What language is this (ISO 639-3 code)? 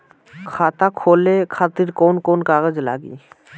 bho